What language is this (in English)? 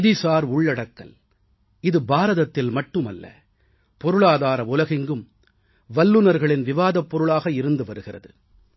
Tamil